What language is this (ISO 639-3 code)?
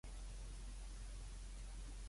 yue